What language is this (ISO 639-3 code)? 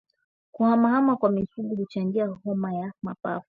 swa